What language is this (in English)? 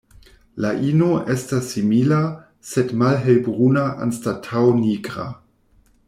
Esperanto